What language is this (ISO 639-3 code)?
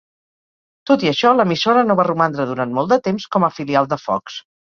cat